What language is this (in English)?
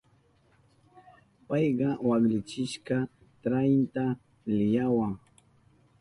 Southern Pastaza Quechua